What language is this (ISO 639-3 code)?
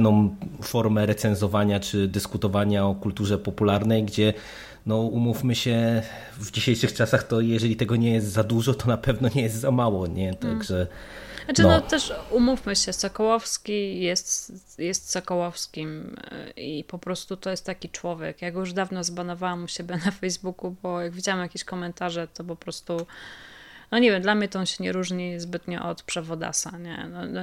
pol